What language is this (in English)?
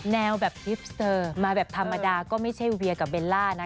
Thai